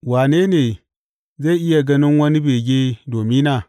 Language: Hausa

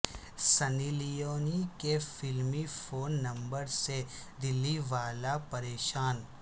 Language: Urdu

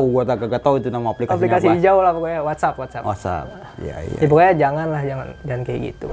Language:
Indonesian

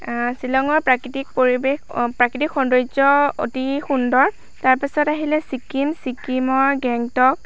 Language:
Assamese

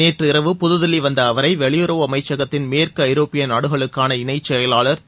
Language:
Tamil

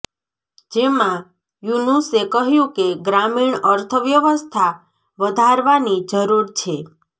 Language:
Gujarati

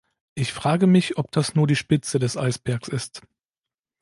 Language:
German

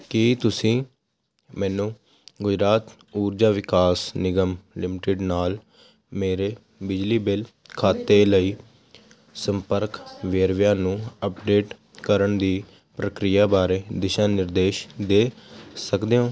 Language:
Punjabi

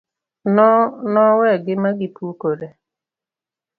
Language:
Luo (Kenya and Tanzania)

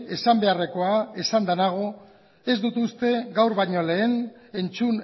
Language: Basque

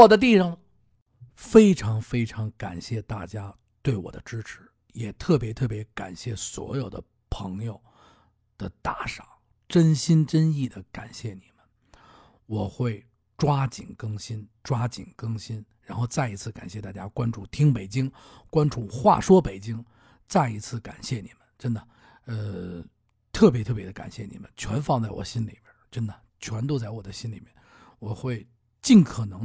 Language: Chinese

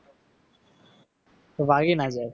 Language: Gujarati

